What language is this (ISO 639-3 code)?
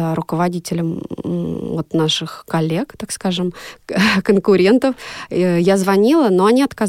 rus